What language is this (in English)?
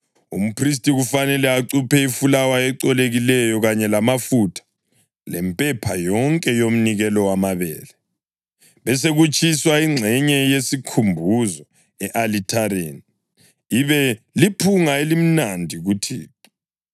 North Ndebele